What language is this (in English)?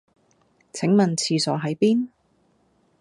Cantonese